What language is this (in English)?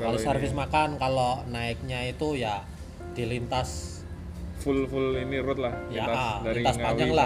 Indonesian